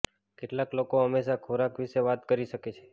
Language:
Gujarati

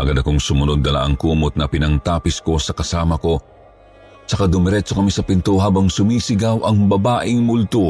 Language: Filipino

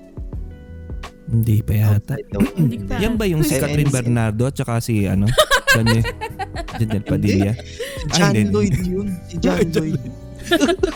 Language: Filipino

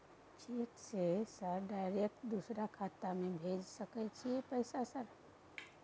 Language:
Maithili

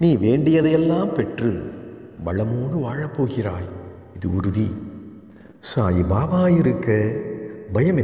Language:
Arabic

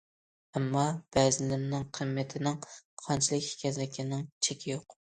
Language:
Uyghur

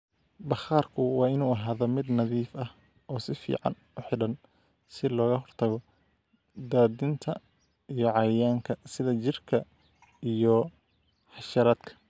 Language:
Somali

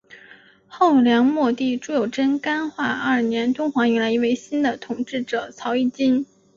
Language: Chinese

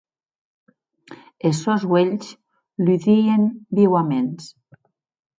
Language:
Occitan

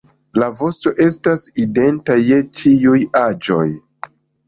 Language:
Esperanto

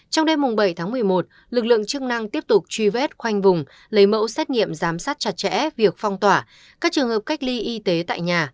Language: Vietnamese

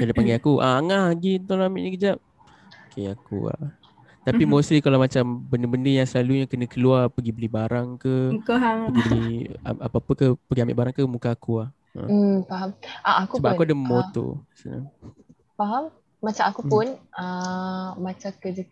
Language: Malay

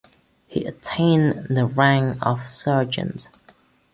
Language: English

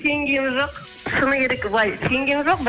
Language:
Kazakh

